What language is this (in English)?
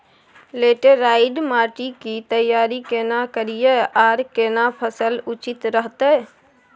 Maithili